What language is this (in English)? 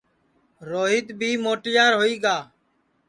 Sansi